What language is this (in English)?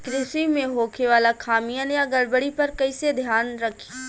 Bhojpuri